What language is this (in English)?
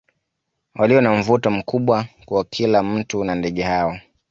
Swahili